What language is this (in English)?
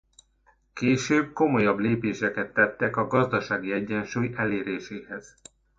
Hungarian